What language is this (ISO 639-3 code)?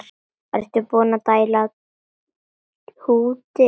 isl